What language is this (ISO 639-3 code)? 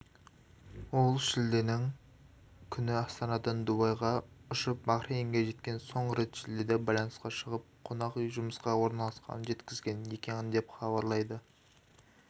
kaz